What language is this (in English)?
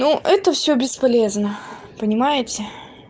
Russian